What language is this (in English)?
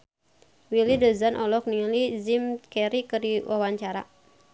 Sundanese